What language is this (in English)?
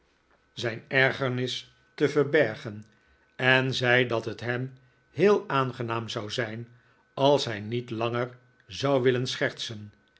Dutch